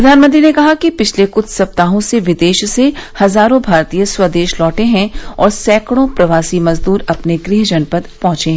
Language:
Hindi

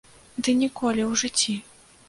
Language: Belarusian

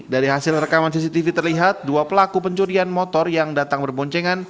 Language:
Indonesian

